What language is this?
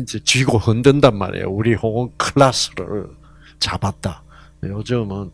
Korean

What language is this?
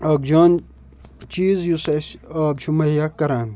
Kashmiri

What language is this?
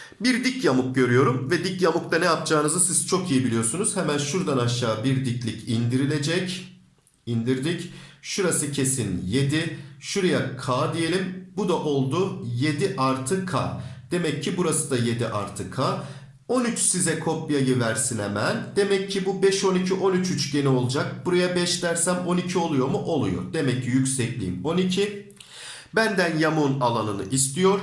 Turkish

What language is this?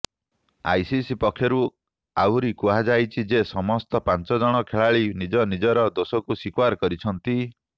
Odia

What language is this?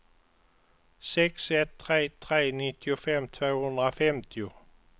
Swedish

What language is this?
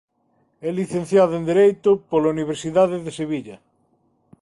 Galician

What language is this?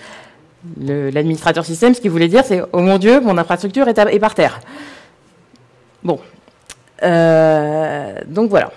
French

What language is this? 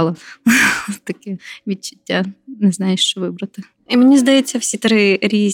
Ukrainian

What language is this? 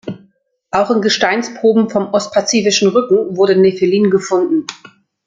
German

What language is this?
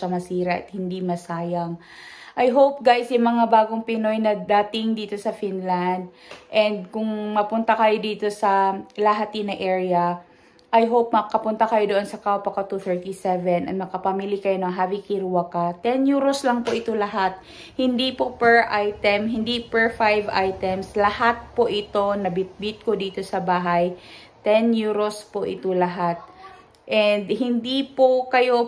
Filipino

